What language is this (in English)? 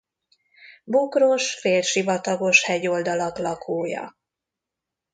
Hungarian